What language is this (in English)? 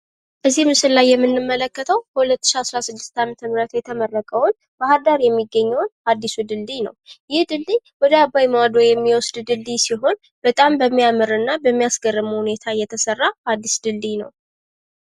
Amharic